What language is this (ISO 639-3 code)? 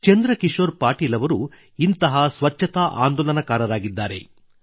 kan